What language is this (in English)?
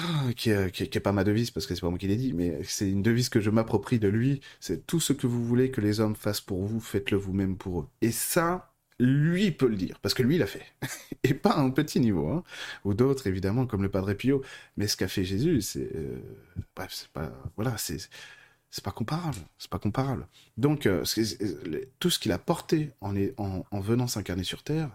French